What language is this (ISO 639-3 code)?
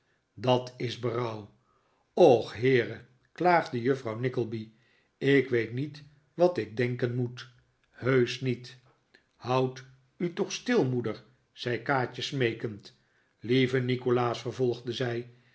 nld